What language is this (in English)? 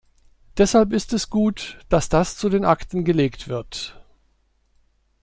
German